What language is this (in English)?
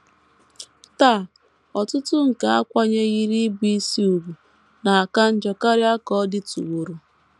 Igbo